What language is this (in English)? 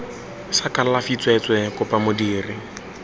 Tswana